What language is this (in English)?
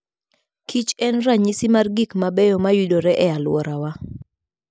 Luo (Kenya and Tanzania)